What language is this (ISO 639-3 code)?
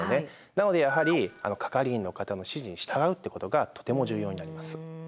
jpn